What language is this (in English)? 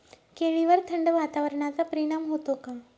Marathi